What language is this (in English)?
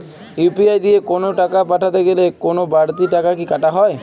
Bangla